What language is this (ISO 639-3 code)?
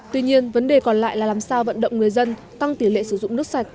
vie